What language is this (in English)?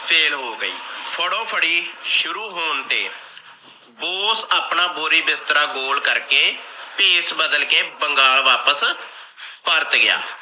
Punjabi